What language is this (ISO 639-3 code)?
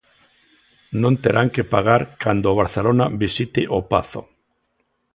glg